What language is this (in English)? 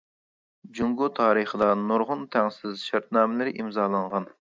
Uyghur